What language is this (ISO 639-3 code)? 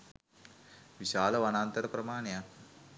sin